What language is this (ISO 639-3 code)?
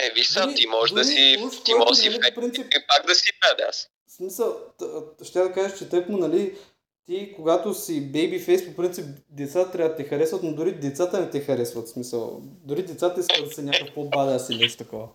bul